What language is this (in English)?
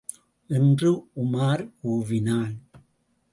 Tamil